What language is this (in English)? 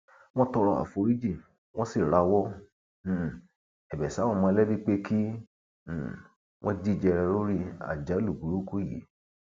Yoruba